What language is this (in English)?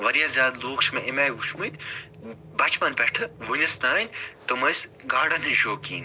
Kashmiri